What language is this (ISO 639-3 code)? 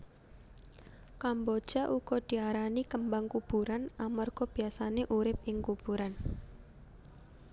jav